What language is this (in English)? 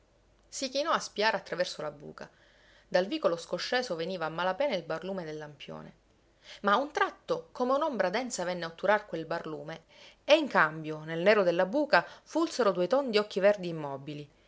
Italian